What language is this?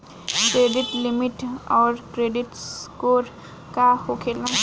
Bhojpuri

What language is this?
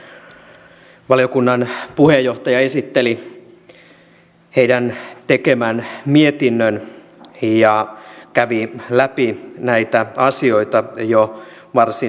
Finnish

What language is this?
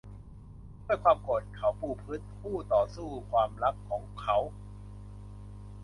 Thai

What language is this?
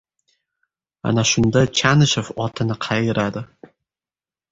Uzbek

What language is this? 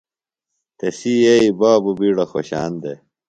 Phalura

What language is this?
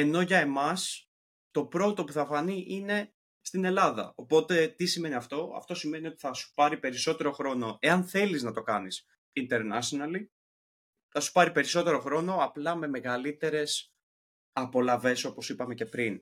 Greek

